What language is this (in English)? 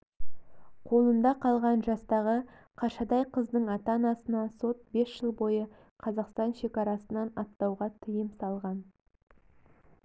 Kazakh